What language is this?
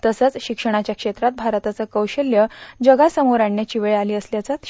Marathi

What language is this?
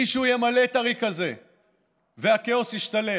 Hebrew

